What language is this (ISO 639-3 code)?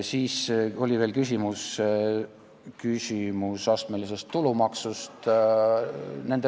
est